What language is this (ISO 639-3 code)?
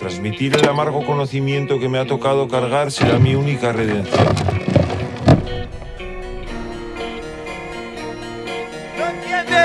spa